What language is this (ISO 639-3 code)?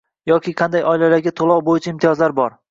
uzb